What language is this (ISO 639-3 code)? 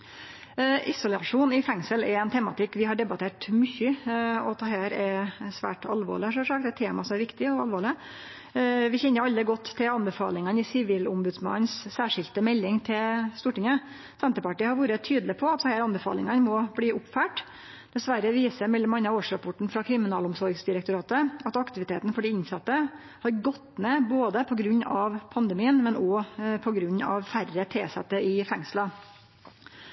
nno